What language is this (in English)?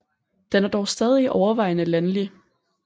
Danish